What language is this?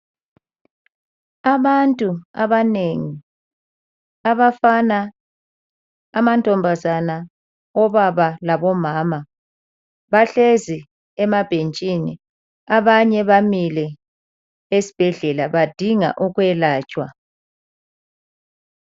North Ndebele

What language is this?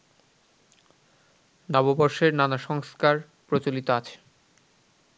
Bangla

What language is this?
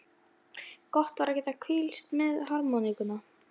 Icelandic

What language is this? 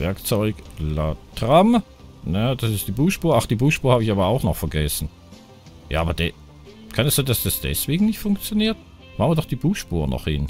German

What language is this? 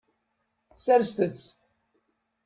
Kabyle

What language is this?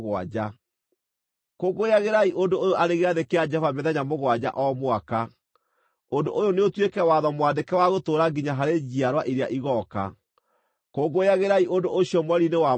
Kikuyu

